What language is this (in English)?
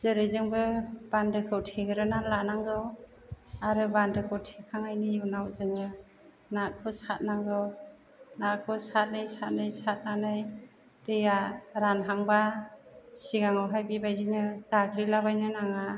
Bodo